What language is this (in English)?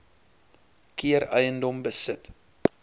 Afrikaans